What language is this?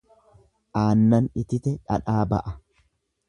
Oromo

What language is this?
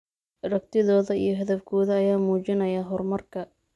Somali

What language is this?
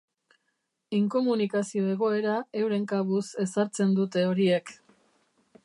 Basque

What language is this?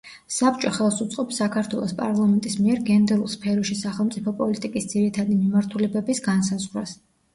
Georgian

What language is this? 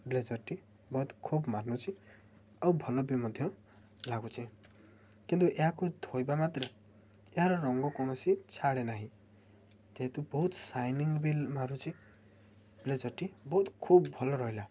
Odia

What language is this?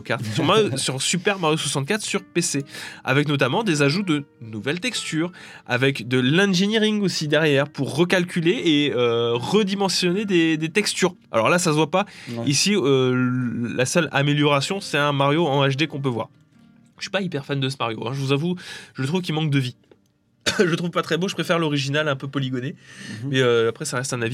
French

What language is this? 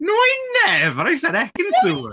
English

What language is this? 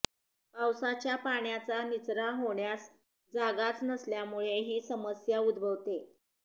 Marathi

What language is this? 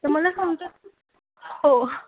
Marathi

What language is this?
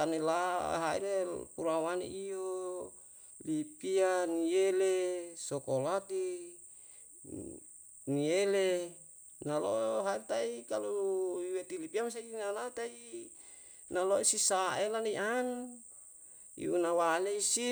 Yalahatan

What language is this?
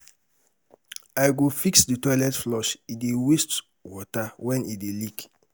Nigerian Pidgin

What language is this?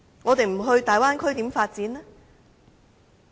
Cantonese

